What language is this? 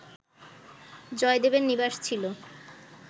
Bangla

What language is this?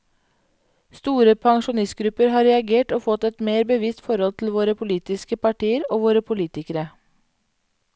Norwegian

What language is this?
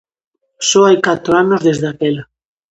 Galician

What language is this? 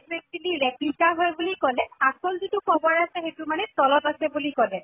Assamese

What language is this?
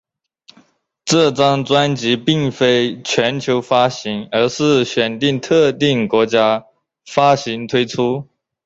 Chinese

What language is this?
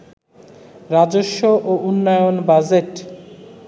Bangla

